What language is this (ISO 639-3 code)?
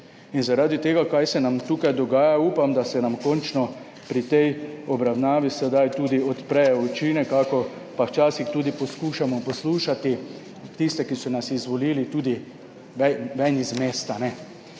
slv